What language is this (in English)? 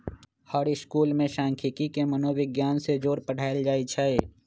Magahi